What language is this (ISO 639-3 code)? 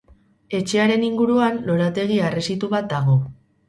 eus